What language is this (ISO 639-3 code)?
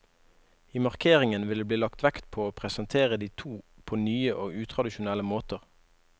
nor